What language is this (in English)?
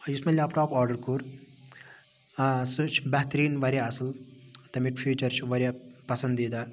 Kashmiri